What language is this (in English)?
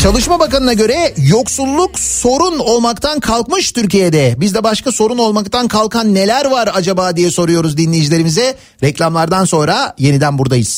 Turkish